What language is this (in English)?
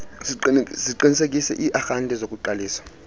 Xhosa